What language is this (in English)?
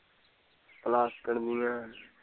Punjabi